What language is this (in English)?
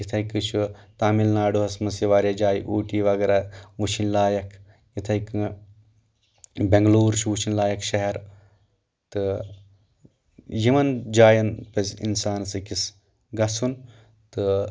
Kashmiri